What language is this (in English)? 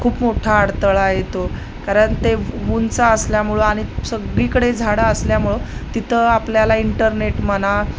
Marathi